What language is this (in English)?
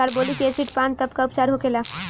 Bhojpuri